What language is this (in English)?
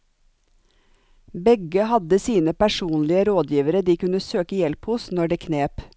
Norwegian